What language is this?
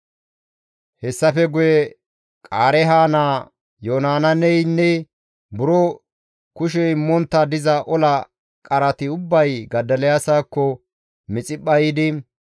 Gamo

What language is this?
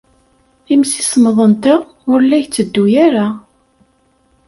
Kabyle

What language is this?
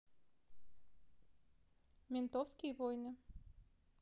Russian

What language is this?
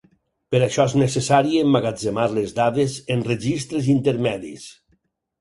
Catalan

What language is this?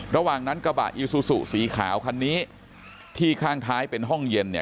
Thai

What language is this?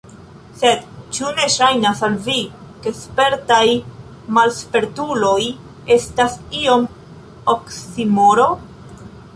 Esperanto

